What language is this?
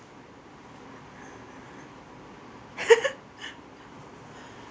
English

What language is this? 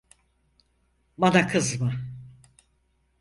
Turkish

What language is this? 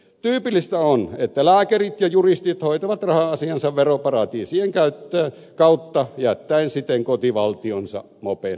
Finnish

